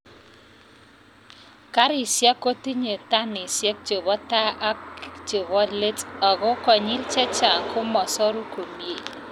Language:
Kalenjin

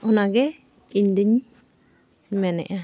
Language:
Santali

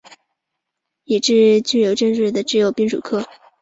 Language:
Chinese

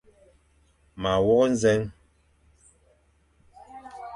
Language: Fang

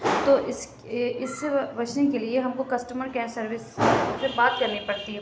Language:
Urdu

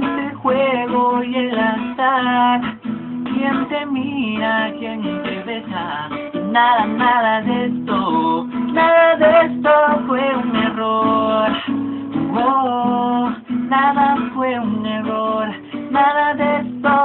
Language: Spanish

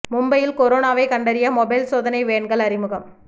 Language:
Tamil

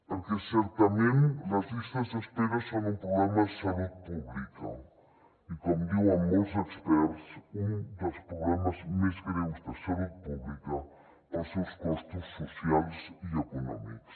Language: Catalan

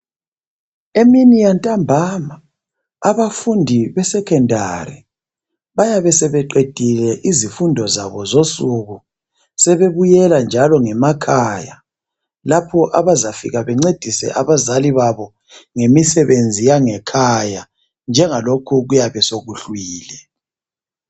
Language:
North Ndebele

